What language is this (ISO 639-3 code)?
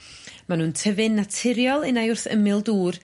cym